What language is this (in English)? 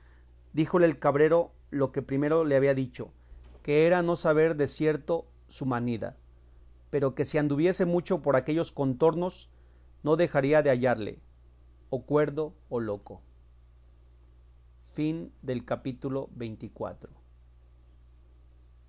Spanish